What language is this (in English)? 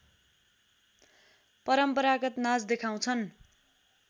Nepali